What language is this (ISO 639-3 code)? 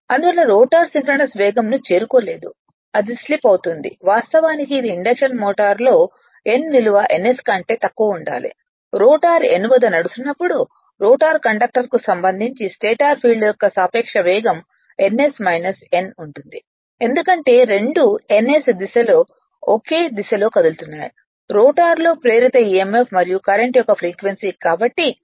tel